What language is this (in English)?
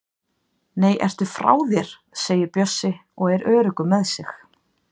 Icelandic